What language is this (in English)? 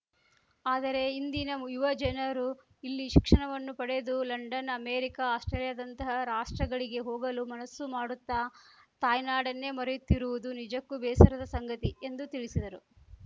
Kannada